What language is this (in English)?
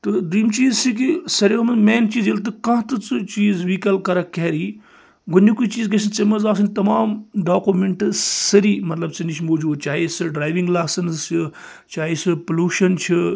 Kashmiri